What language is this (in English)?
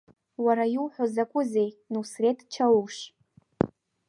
Abkhazian